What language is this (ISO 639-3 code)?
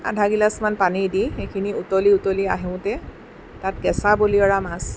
asm